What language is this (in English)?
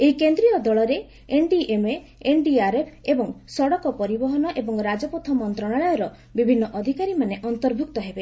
Odia